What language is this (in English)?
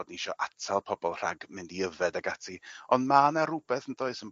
Welsh